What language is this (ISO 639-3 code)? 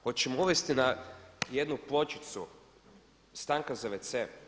hrv